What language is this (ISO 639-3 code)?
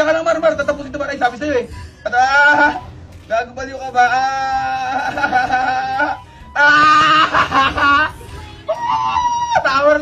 ind